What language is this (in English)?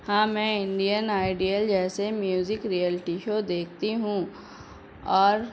Urdu